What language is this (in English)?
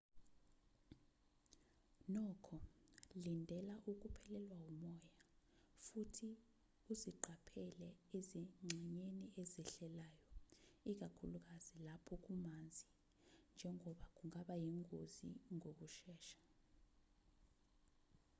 Zulu